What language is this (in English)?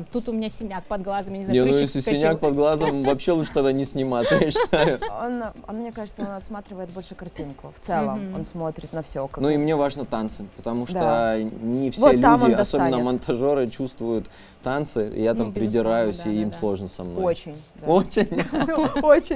Russian